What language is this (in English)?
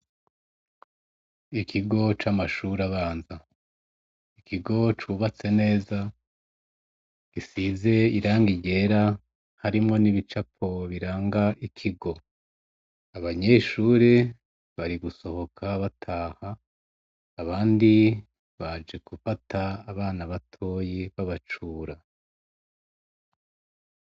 Rundi